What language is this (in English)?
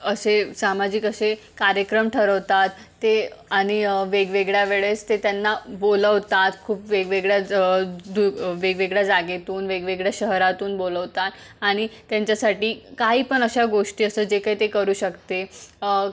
Marathi